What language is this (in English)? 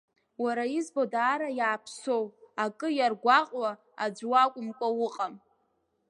Abkhazian